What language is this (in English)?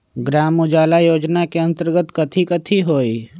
Magahi